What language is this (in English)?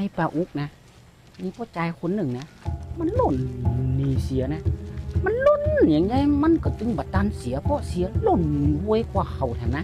Thai